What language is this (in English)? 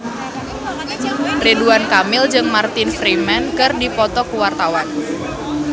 Sundanese